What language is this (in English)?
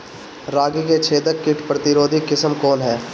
Bhojpuri